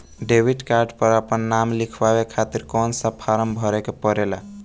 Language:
Bhojpuri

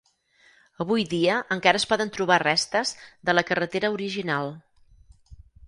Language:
Catalan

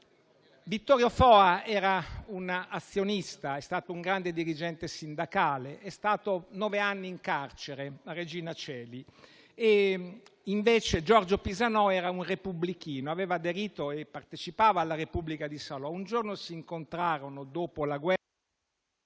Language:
Italian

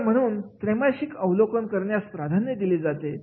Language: Marathi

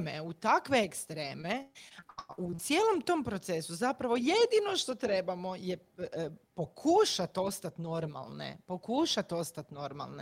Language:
Croatian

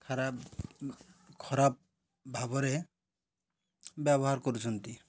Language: Odia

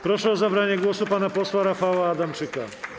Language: Polish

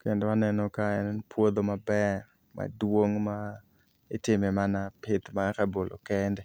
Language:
Luo (Kenya and Tanzania)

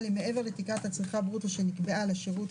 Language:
Hebrew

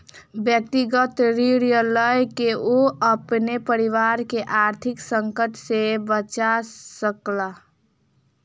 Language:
Maithili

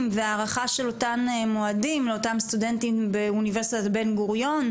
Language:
Hebrew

